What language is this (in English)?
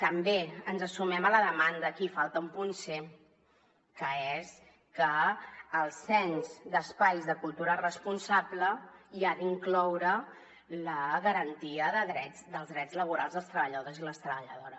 Catalan